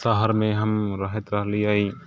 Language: Maithili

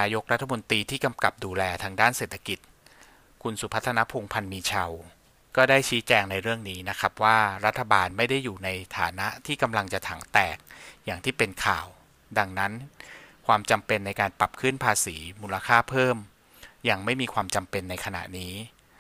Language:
Thai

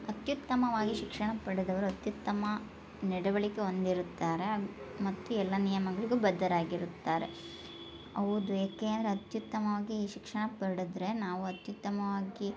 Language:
Kannada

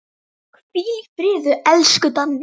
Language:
Icelandic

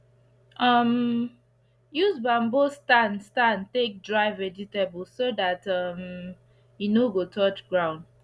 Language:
Nigerian Pidgin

